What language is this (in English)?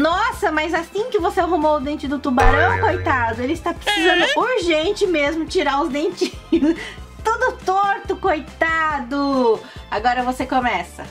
Portuguese